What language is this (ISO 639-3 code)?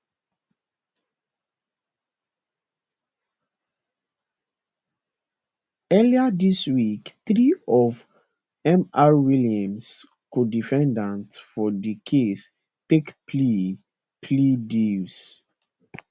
pcm